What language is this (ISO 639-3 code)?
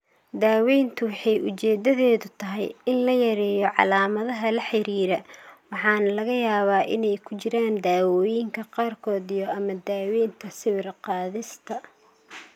som